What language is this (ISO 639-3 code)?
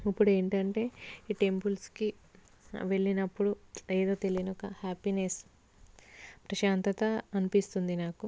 tel